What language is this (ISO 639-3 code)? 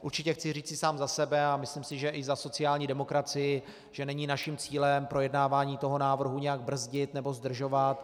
ces